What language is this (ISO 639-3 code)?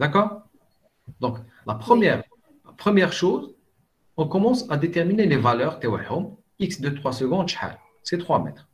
fra